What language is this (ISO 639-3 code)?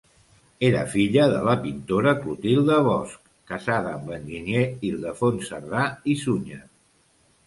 cat